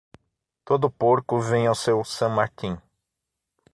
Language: Portuguese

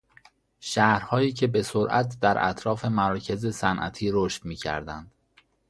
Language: Persian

